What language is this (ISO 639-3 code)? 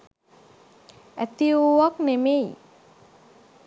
sin